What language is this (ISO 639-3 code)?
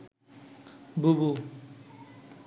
ben